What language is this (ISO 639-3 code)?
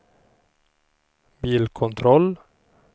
swe